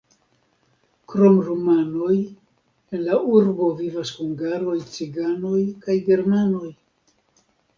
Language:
Esperanto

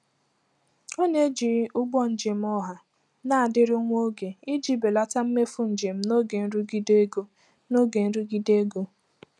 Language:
Igbo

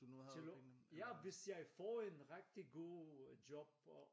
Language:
Danish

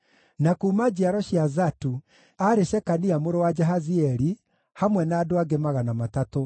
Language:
Kikuyu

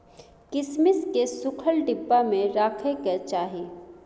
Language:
Maithili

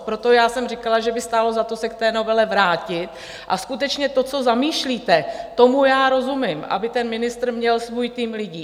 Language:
Czech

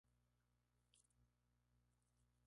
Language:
Spanish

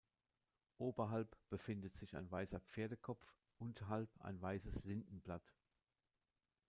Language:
German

